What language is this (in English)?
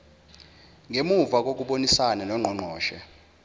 Zulu